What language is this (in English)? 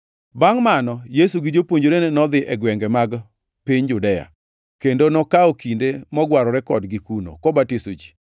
Luo (Kenya and Tanzania)